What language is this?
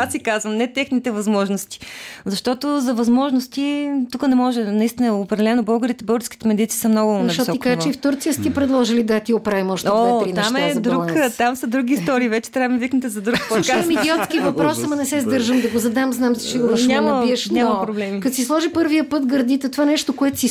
Bulgarian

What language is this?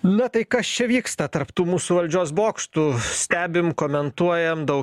Lithuanian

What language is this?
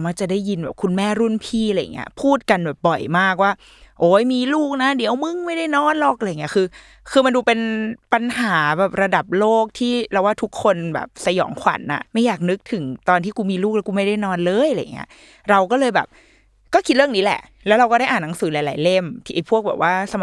Thai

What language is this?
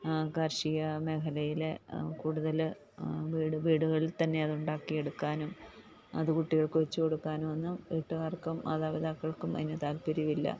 Malayalam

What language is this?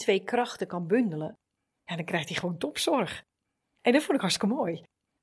Dutch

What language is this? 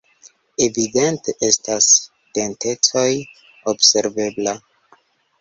Esperanto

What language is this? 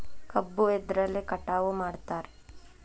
Kannada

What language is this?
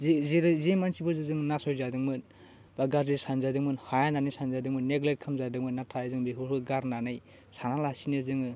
Bodo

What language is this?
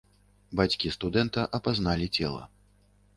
Belarusian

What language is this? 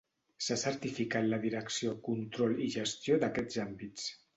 Catalan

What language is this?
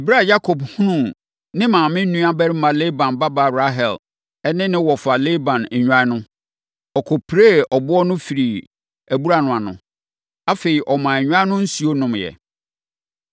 Akan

